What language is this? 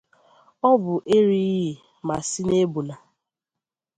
Igbo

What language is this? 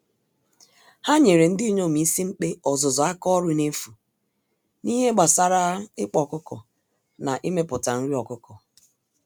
Igbo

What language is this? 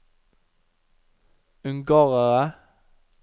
Norwegian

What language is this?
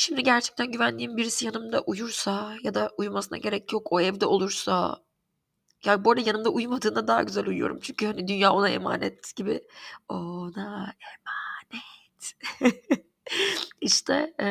Turkish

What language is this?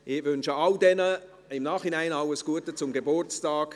Swiss German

